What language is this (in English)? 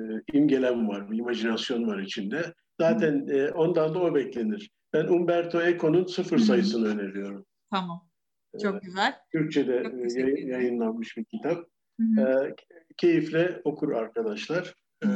Turkish